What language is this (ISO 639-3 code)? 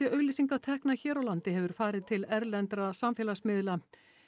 isl